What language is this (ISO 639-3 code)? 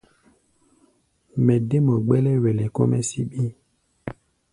gba